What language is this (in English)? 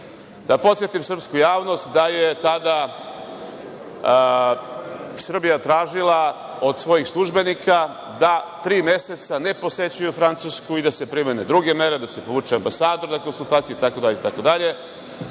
Serbian